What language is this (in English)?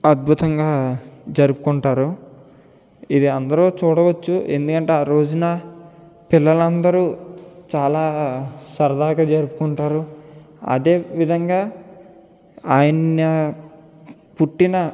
Telugu